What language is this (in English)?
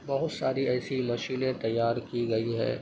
Urdu